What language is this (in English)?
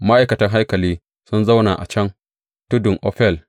Hausa